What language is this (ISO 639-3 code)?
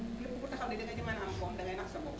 wol